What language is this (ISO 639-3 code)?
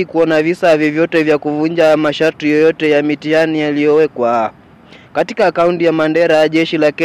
swa